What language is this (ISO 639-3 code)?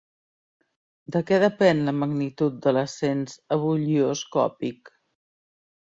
cat